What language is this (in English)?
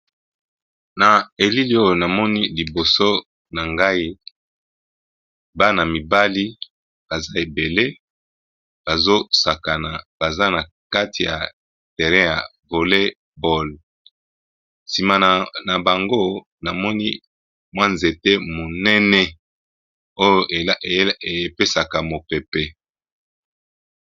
Lingala